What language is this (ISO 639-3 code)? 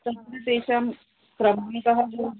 san